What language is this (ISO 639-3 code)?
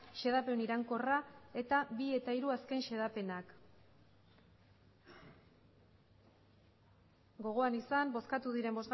eus